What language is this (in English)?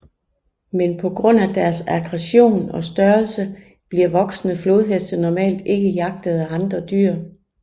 Danish